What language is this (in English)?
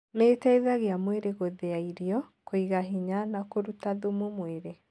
Kikuyu